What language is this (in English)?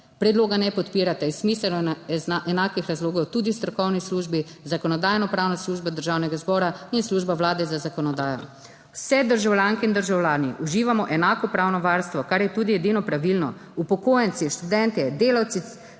Slovenian